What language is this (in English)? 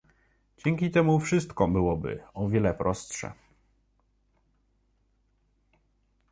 Polish